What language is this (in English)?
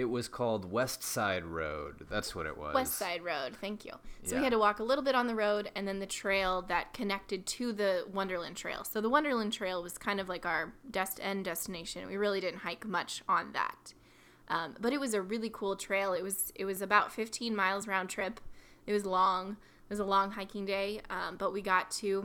English